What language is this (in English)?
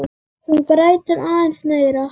Icelandic